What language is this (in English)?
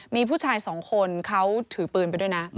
Thai